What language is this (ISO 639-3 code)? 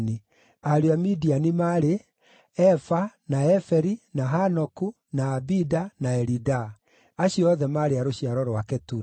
kik